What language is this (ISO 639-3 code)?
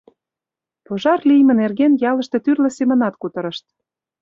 chm